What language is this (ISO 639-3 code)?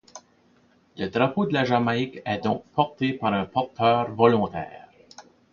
fra